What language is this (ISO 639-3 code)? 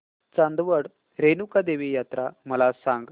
mar